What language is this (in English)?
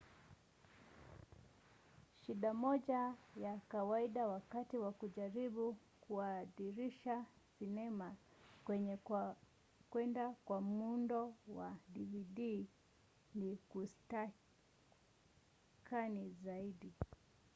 Swahili